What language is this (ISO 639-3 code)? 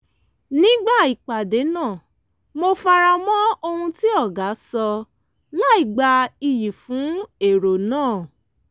yor